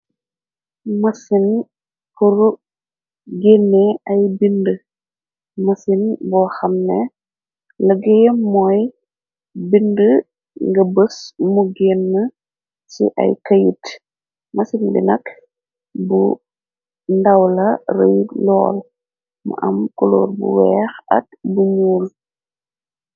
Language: Wolof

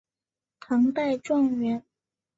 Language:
Chinese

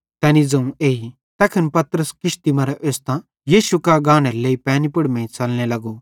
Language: Bhadrawahi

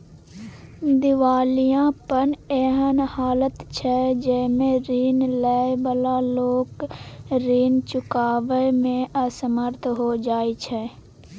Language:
Maithili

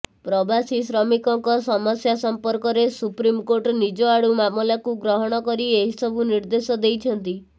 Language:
Odia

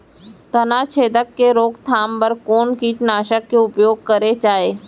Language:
Chhattisgarhi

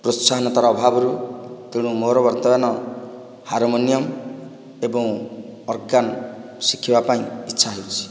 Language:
Odia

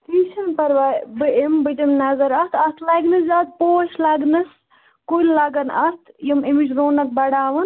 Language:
Kashmiri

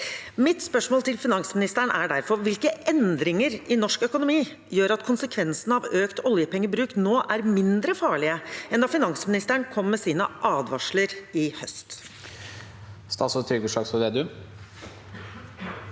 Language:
Norwegian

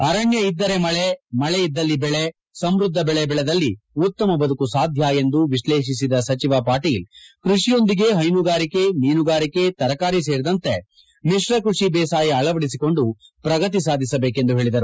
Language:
Kannada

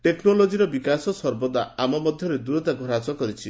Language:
Odia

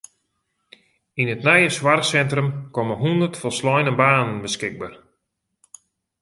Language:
Western Frisian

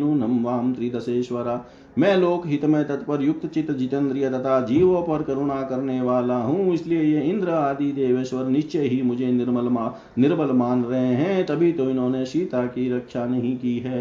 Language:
Hindi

